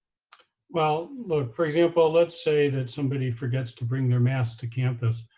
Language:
English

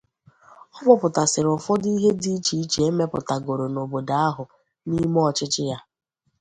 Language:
Igbo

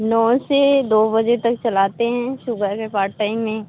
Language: Hindi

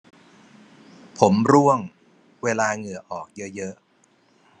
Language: Thai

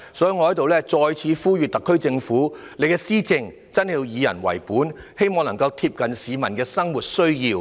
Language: Cantonese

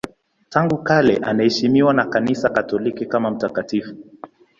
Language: Swahili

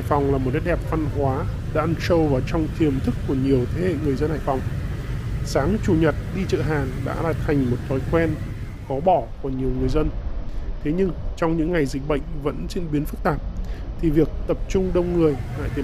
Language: Vietnamese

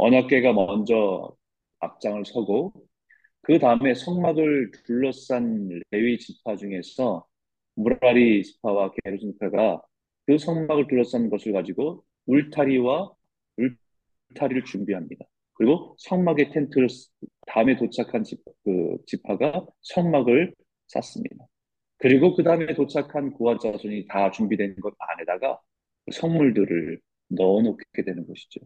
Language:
Korean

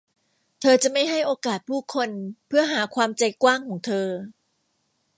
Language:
Thai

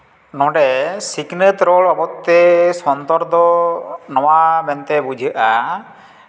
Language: Santali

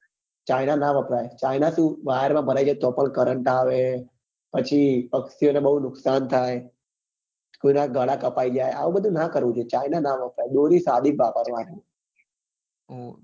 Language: Gujarati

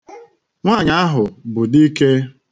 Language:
Igbo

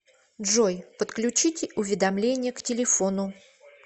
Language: Russian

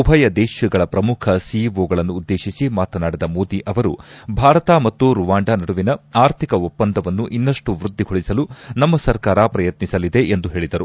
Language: Kannada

